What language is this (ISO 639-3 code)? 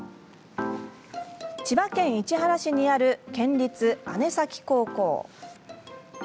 jpn